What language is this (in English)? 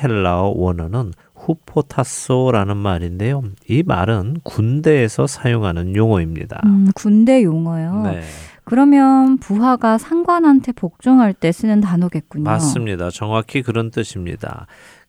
Korean